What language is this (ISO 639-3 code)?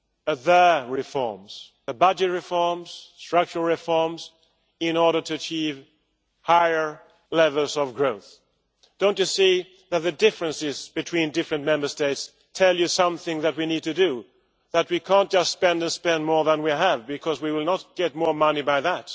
eng